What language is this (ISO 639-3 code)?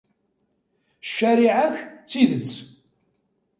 kab